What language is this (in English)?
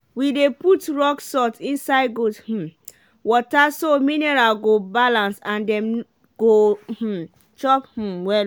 Nigerian Pidgin